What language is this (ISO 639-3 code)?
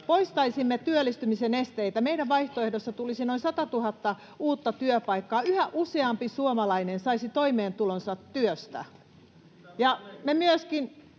fin